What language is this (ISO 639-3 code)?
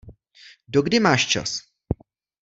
ces